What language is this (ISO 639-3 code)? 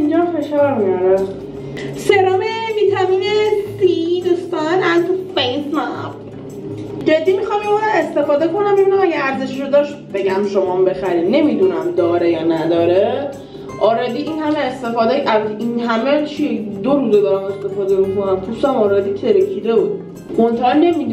fas